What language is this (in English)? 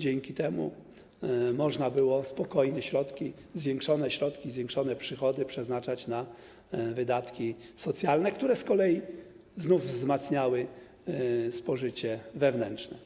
Polish